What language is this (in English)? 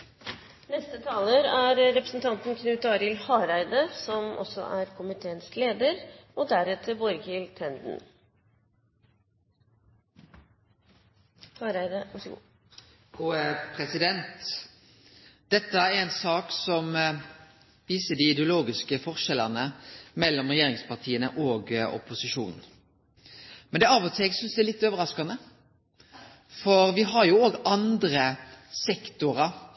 Norwegian